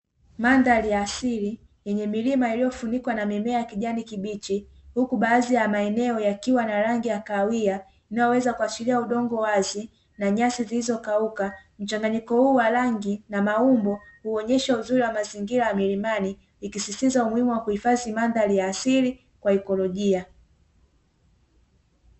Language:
Swahili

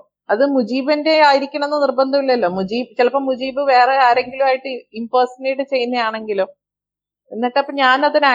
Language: Malayalam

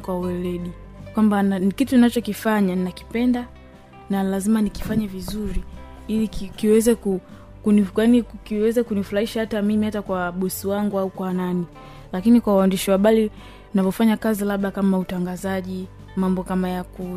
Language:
Swahili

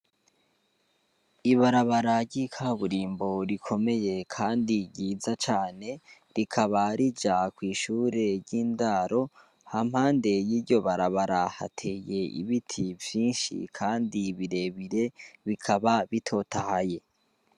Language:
Rundi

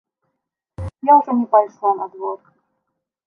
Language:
Belarusian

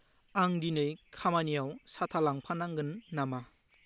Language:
Bodo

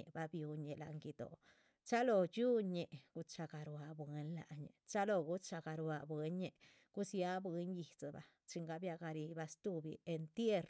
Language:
Chichicapan Zapotec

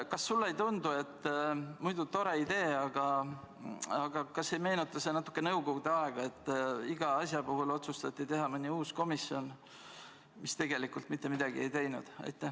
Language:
Estonian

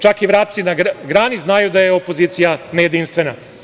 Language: Serbian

